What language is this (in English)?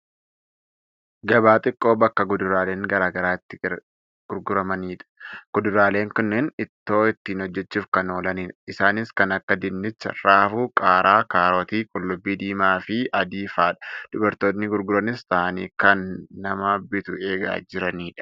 Oromo